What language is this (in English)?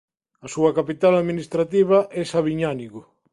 Galician